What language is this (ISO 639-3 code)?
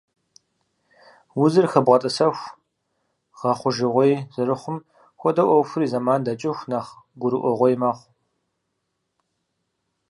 kbd